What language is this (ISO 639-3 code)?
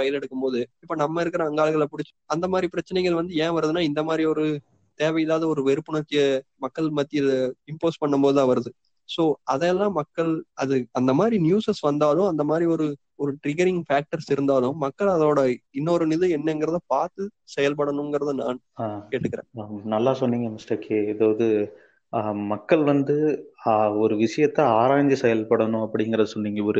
tam